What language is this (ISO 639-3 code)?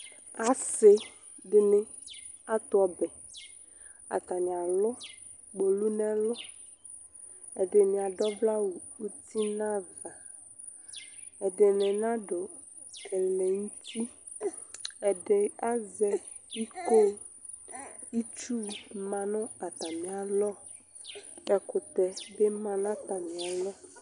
kpo